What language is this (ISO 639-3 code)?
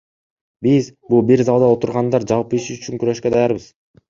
kir